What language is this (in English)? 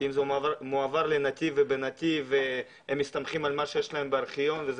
Hebrew